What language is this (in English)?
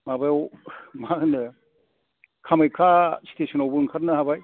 Bodo